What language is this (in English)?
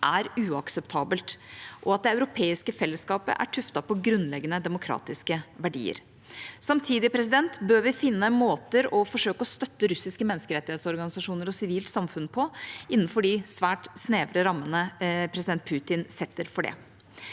Norwegian